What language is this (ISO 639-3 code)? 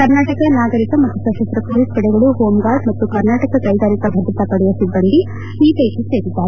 kan